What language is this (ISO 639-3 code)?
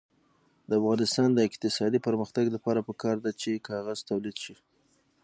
pus